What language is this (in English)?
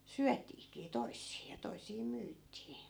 Finnish